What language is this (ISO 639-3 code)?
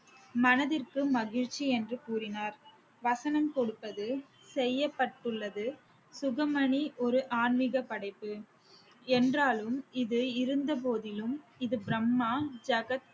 tam